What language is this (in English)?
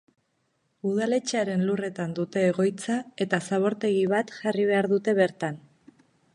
Basque